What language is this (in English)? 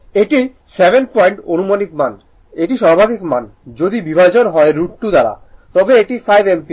Bangla